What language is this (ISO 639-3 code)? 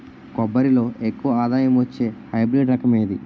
tel